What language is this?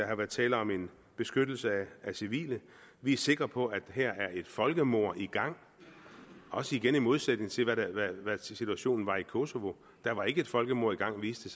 Danish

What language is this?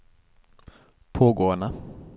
Norwegian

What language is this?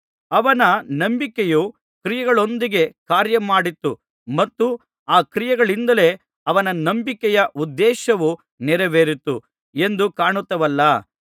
Kannada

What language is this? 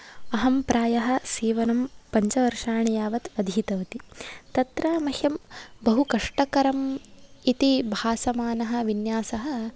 Sanskrit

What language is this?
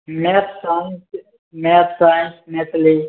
Maithili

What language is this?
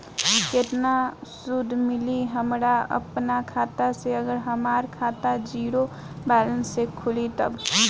Bhojpuri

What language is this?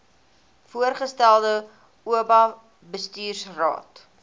Afrikaans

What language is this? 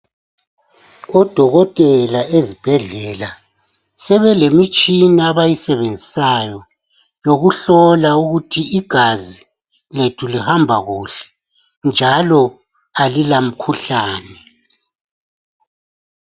North Ndebele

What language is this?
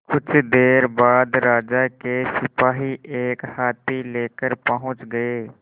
Hindi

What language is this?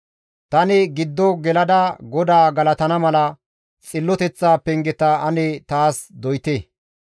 Gamo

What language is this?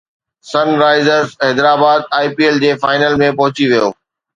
Sindhi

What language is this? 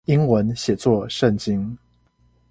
Chinese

